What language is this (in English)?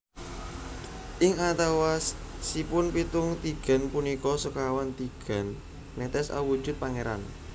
Javanese